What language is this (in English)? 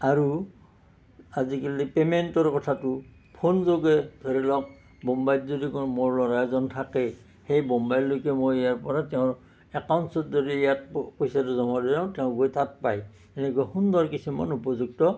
Assamese